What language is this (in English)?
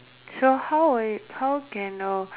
English